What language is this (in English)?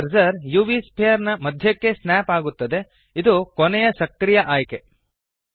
Kannada